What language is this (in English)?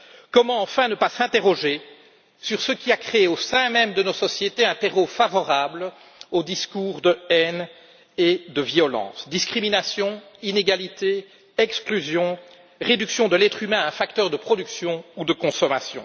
French